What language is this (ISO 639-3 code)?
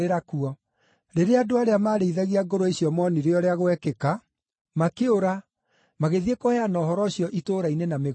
kik